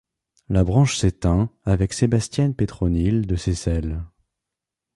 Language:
French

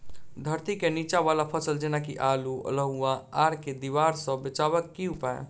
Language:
Maithili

